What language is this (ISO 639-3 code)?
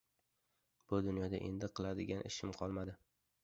uzb